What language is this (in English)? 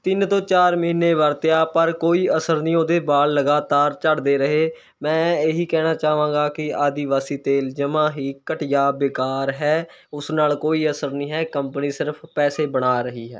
Punjabi